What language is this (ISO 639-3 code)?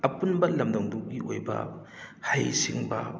mni